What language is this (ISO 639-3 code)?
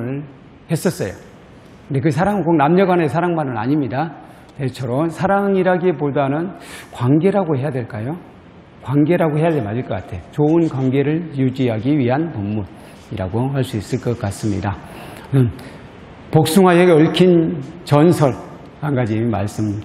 kor